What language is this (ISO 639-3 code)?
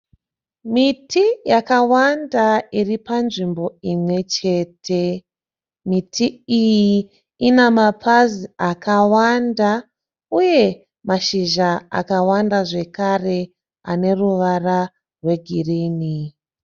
sna